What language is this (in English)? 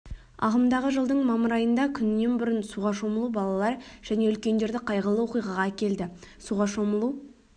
Kazakh